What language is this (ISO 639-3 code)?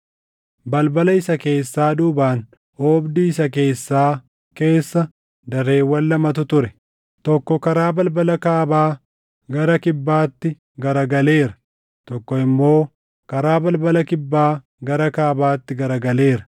orm